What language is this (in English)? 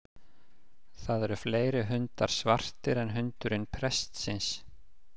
Icelandic